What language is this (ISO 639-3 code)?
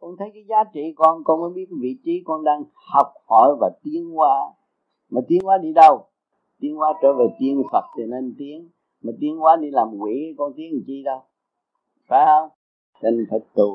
vie